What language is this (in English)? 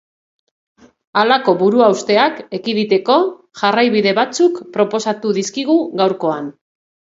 Basque